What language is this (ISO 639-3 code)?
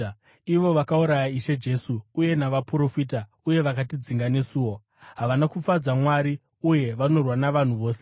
sna